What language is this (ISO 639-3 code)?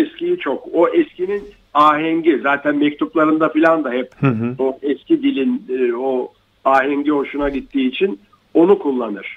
tur